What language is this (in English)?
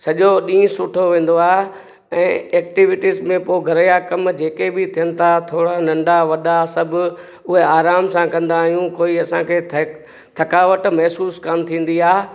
Sindhi